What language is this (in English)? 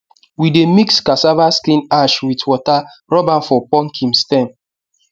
Nigerian Pidgin